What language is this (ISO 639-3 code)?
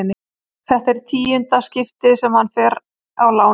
isl